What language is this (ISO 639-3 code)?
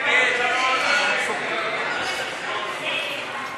heb